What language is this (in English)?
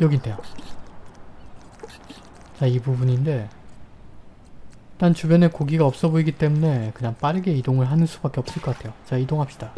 Korean